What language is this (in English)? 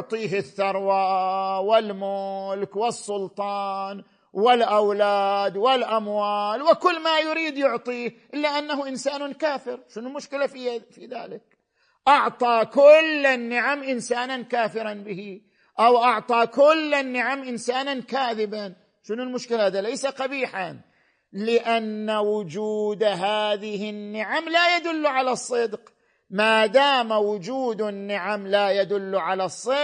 Arabic